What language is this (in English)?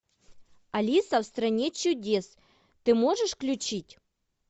Russian